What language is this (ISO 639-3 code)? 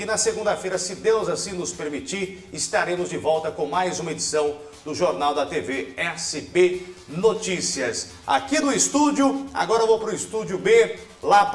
por